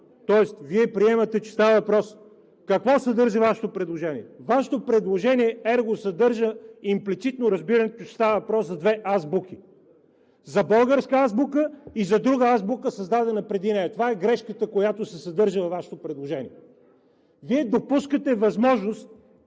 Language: Bulgarian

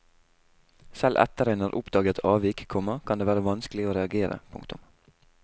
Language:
Norwegian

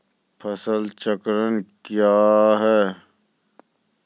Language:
Maithili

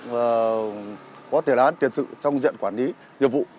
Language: Vietnamese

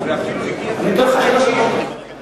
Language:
Hebrew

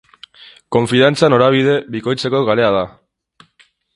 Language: Basque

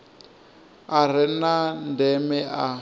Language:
Venda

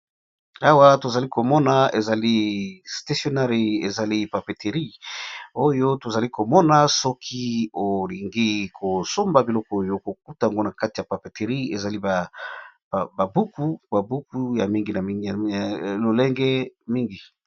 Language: Lingala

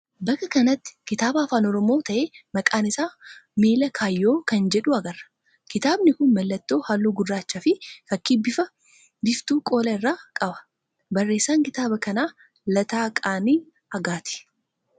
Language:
Oromo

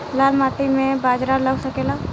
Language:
Bhojpuri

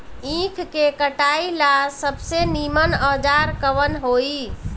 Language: Bhojpuri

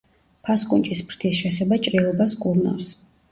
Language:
Georgian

